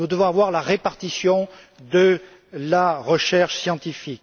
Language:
French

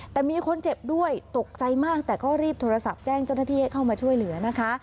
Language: Thai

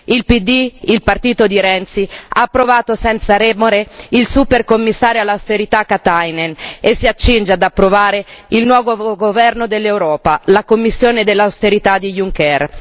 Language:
Italian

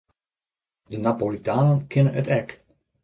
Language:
Western Frisian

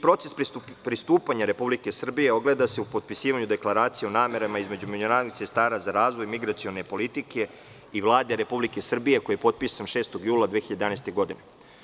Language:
Serbian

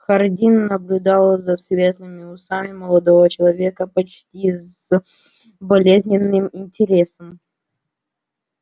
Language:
Russian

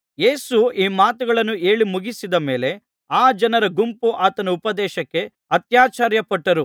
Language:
Kannada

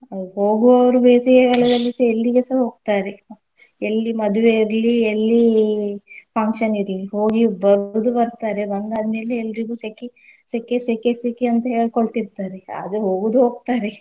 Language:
Kannada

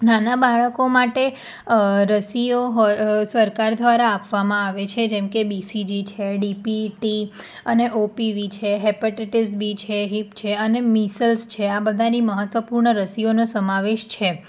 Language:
Gujarati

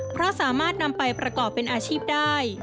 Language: Thai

